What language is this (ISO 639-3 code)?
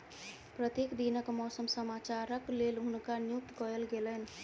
mai